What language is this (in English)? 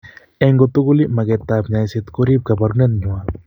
Kalenjin